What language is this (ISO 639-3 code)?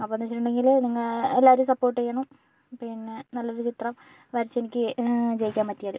mal